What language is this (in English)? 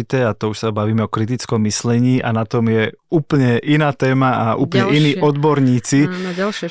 Slovak